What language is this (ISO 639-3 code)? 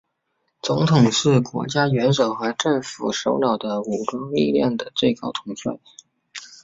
zho